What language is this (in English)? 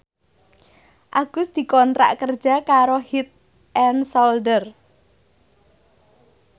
Javanese